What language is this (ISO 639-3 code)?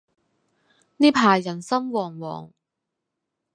yue